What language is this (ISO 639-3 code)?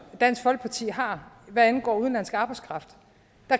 dan